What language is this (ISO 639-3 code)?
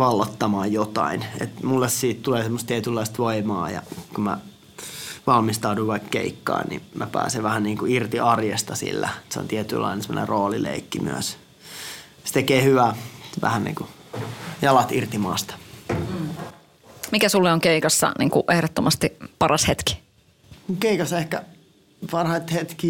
fin